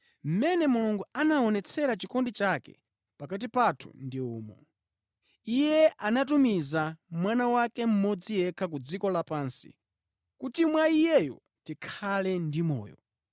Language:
Nyanja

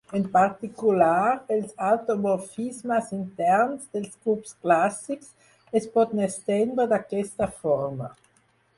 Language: Catalan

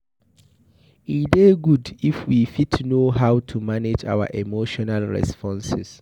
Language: Nigerian Pidgin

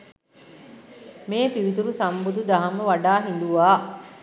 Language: Sinhala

